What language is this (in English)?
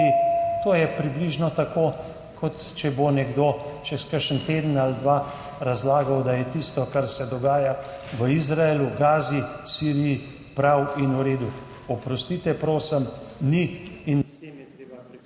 Slovenian